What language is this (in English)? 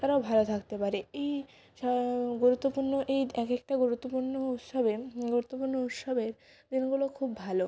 Bangla